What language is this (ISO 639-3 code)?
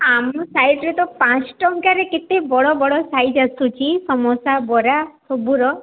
ori